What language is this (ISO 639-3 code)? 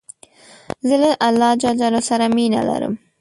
pus